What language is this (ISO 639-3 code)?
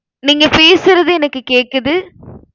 tam